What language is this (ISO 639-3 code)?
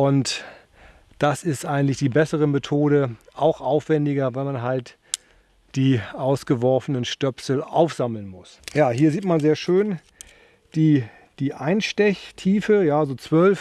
deu